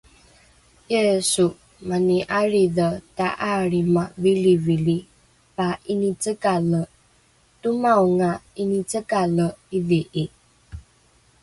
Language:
Rukai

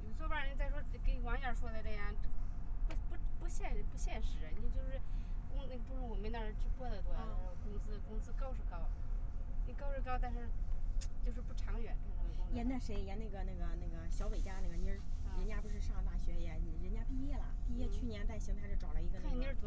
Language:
Chinese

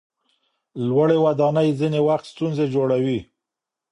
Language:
Pashto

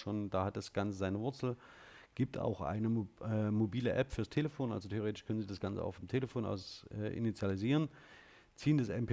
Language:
German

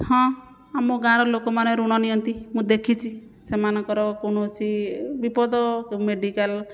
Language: Odia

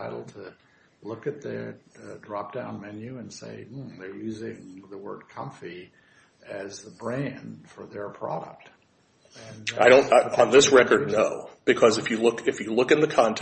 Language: English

